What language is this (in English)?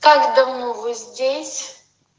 Russian